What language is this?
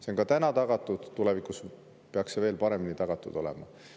Estonian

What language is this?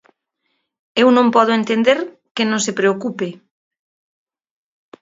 Galician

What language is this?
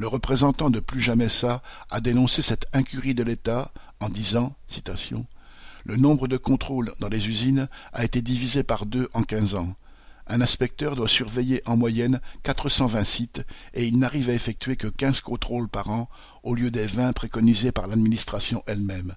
French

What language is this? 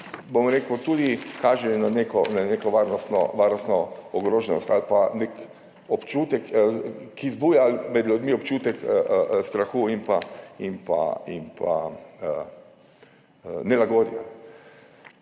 Slovenian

